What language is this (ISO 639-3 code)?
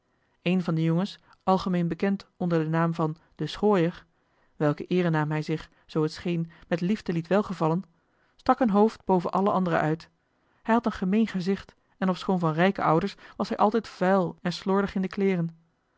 nld